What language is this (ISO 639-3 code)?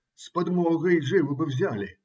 rus